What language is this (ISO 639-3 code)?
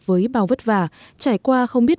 vie